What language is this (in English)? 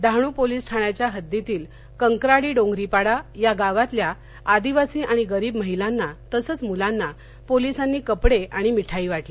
Marathi